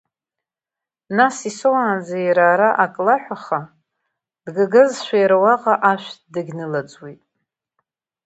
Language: Abkhazian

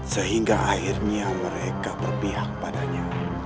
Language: Indonesian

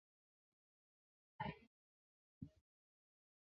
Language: Chinese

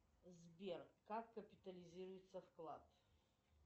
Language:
Russian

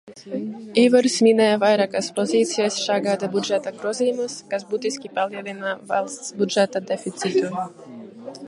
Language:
Latvian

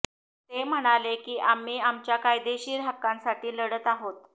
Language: Marathi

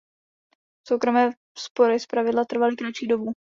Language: Czech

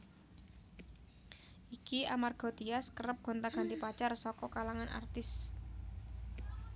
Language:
Javanese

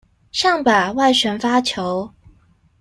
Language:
Chinese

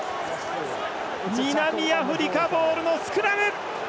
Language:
Japanese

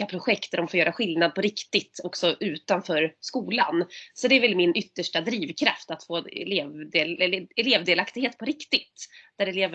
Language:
Swedish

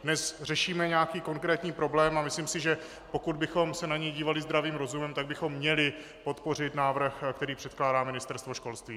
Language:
Czech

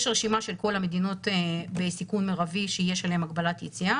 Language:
Hebrew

